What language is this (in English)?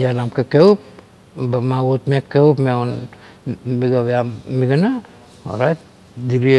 Kuot